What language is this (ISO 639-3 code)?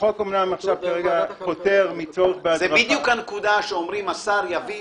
heb